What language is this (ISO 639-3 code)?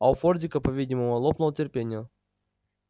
rus